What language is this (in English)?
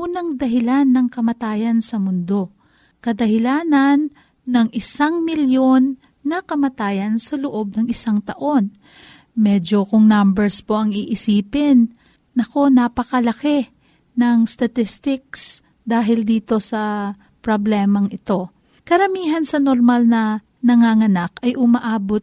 Filipino